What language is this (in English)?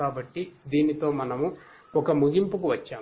Telugu